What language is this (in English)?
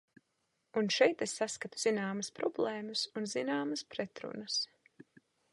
Latvian